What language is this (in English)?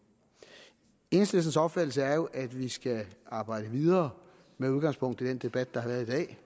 Danish